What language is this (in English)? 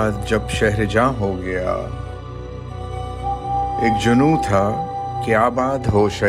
Urdu